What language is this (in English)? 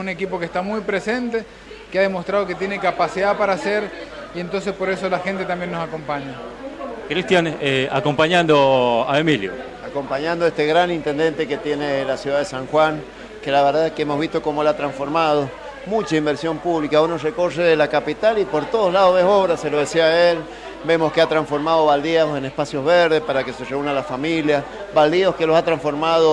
Spanish